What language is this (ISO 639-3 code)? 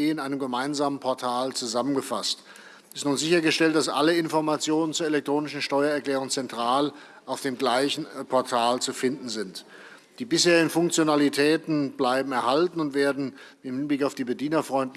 deu